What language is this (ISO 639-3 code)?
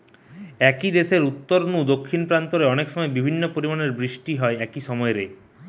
ben